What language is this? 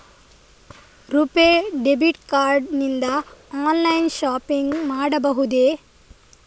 Kannada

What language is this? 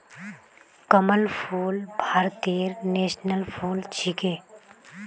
Magahi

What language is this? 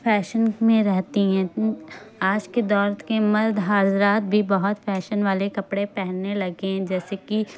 Urdu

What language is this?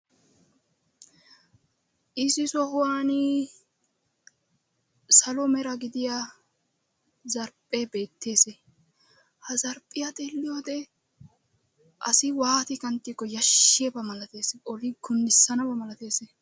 Wolaytta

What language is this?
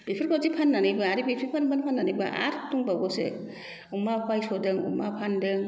Bodo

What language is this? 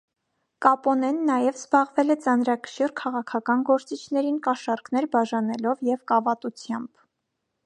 Armenian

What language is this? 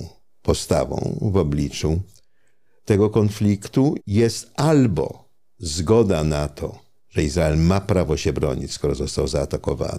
Polish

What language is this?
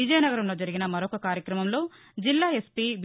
Telugu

